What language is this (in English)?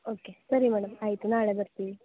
Kannada